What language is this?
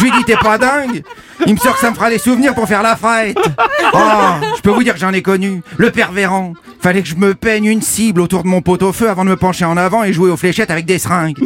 French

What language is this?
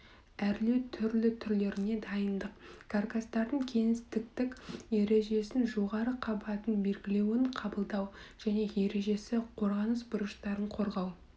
Kazakh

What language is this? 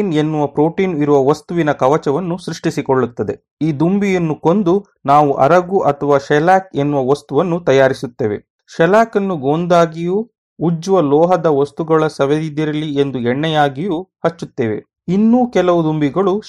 Kannada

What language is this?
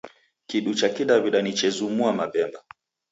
Taita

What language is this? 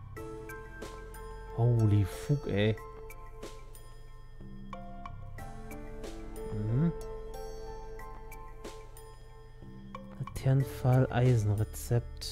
German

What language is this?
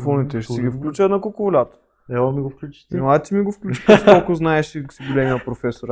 Bulgarian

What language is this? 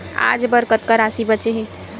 Chhattisgarhi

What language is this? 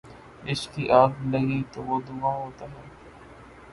Urdu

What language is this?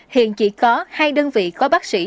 Vietnamese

